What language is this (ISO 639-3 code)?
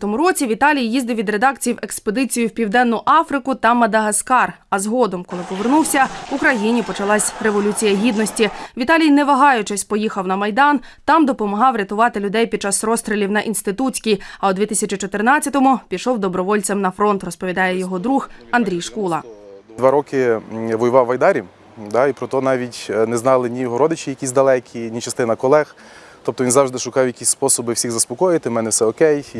ukr